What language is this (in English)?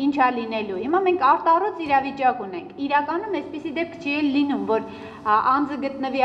Romanian